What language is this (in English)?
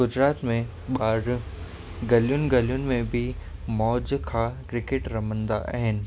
Sindhi